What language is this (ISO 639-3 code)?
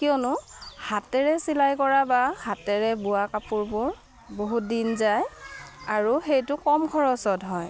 asm